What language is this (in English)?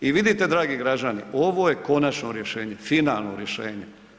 Croatian